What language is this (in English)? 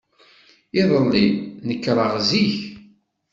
Kabyle